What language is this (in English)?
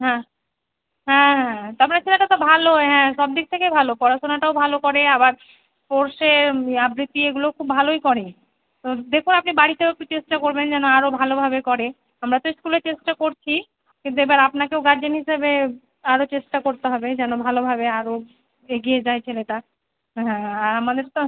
Bangla